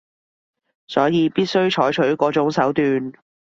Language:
Cantonese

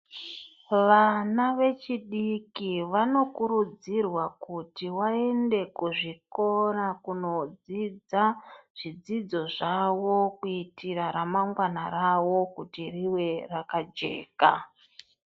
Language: Ndau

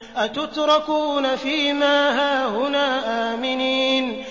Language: Arabic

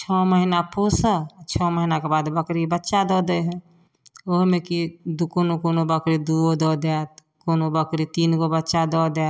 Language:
Maithili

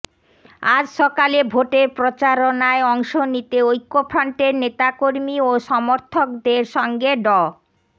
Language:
Bangla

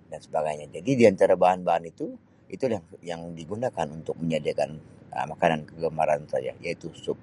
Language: Sabah Malay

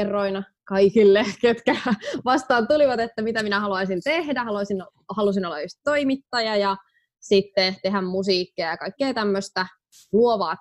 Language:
Finnish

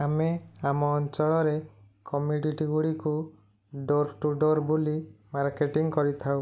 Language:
Odia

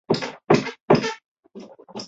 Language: Chinese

